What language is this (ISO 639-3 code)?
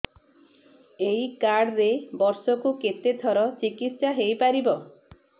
ori